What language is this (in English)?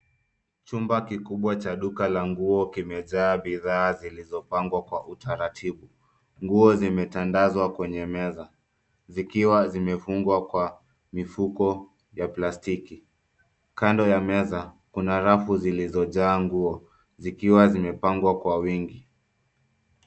Swahili